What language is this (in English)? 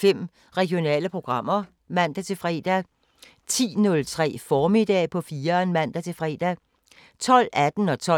Danish